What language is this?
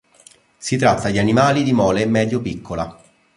Italian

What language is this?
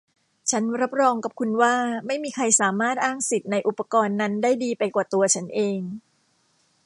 Thai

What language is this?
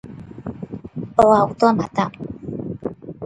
Galician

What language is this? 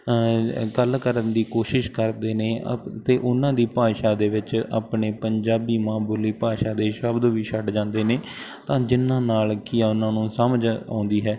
Punjabi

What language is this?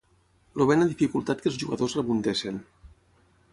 Catalan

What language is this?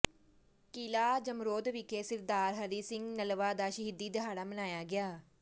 Punjabi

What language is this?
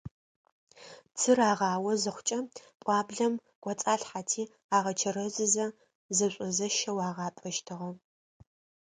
Adyghe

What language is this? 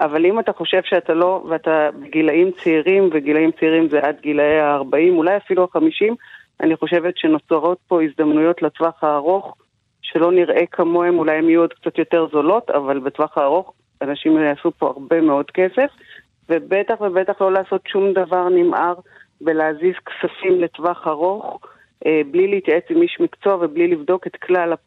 Hebrew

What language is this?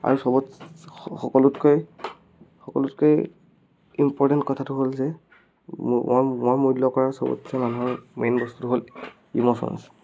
Assamese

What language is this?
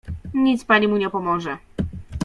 Polish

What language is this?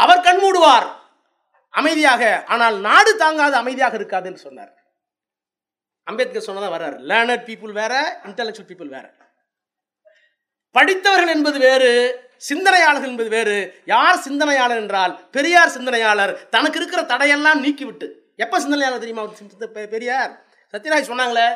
Tamil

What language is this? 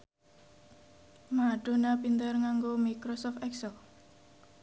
Javanese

